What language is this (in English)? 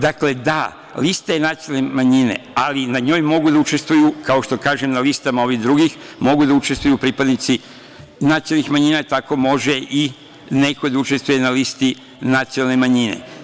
Serbian